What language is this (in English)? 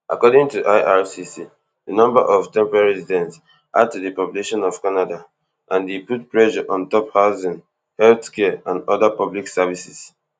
Nigerian Pidgin